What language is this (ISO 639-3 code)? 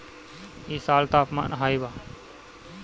bho